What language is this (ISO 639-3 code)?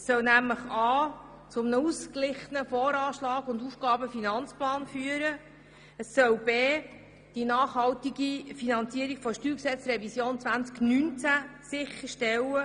gsw